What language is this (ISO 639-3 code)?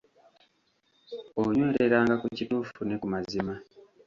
lug